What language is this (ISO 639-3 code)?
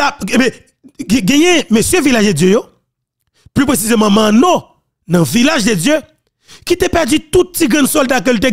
fra